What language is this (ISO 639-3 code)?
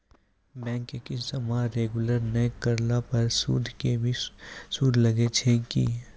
mai